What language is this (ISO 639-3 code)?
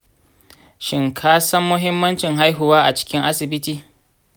hau